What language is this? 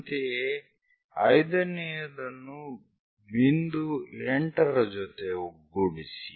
Kannada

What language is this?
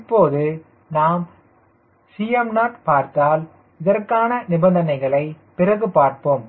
Tamil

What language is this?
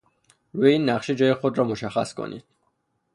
Persian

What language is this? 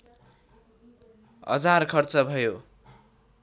Nepali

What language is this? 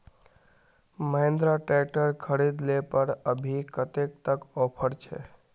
Magahi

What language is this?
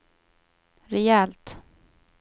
Swedish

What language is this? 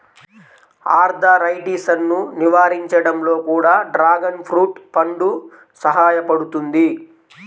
Telugu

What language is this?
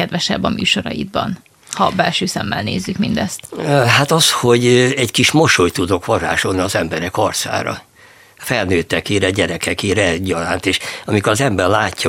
Hungarian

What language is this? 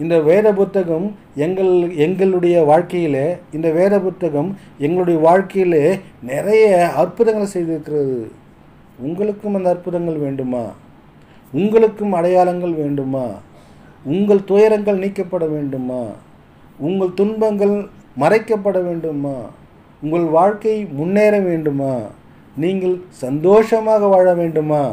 Tamil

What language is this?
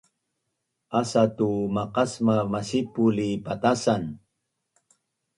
Bunun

